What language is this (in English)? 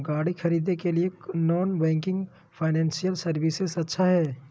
Magahi